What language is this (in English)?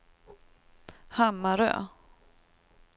Swedish